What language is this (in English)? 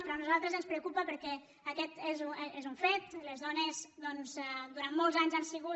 Catalan